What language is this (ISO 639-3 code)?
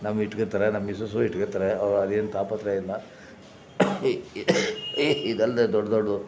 kan